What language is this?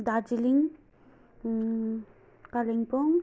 Nepali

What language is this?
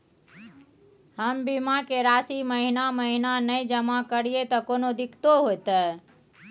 Maithili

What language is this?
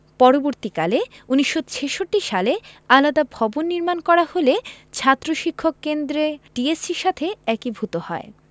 Bangla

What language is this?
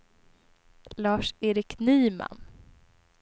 Swedish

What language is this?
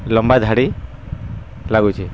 Odia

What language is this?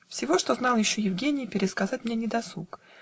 Russian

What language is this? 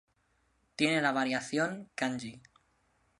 Spanish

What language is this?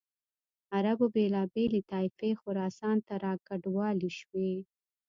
Pashto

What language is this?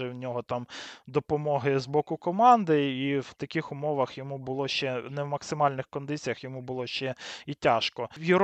Ukrainian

